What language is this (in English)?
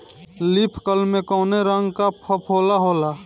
Bhojpuri